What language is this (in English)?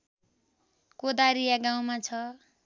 Nepali